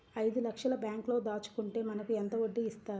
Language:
Telugu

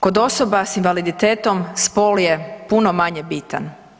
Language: Croatian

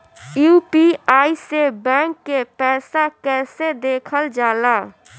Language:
Bhojpuri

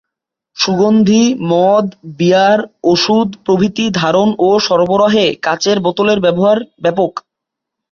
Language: Bangla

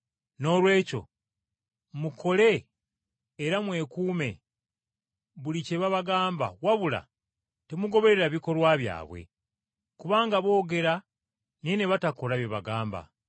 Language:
Ganda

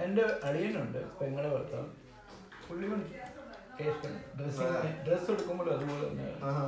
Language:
Malayalam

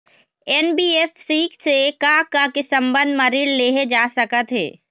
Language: Chhattisgarhi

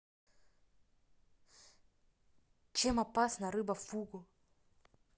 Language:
Russian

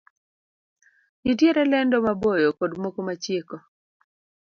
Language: Luo (Kenya and Tanzania)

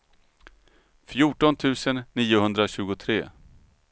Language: Swedish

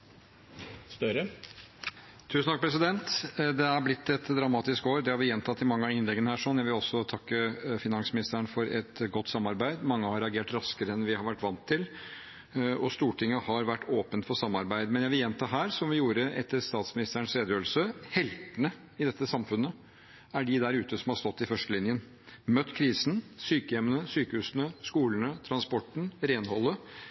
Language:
Norwegian Bokmål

